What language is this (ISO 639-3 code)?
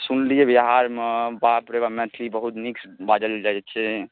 mai